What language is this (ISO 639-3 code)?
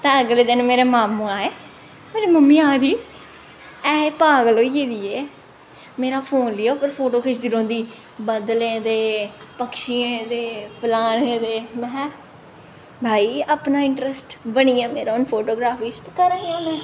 doi